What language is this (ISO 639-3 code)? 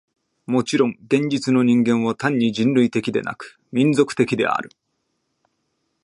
jpn